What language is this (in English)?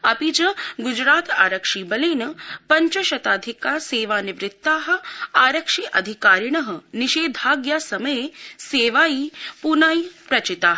Sanskrit